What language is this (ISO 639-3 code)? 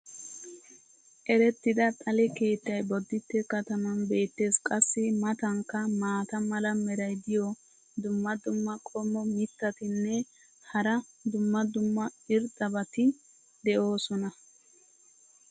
wal